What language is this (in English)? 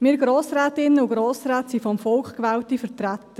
Swiss German